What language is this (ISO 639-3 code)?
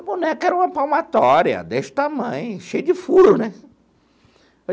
por